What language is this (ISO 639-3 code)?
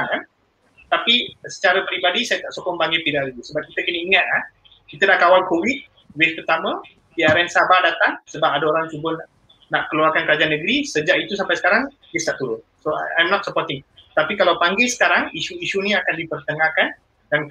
msa